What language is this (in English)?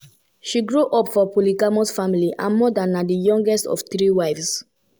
Nigerian Pidgin